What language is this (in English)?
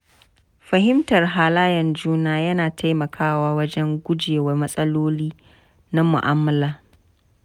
Hausa